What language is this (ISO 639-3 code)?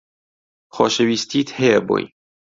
ckb